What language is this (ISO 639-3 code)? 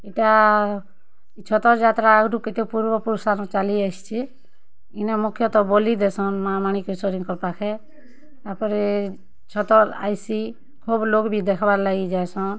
ori